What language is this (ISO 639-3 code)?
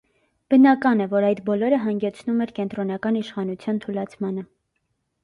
hye